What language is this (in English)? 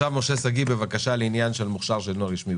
Hebrew